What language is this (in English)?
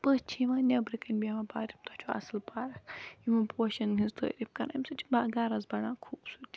Kashmiri